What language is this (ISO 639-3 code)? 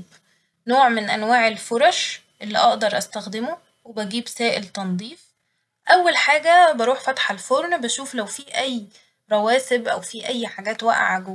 arz